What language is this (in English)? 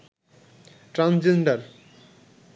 Bangla